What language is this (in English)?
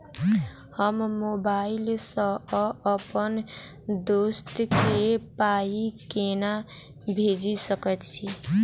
Maithili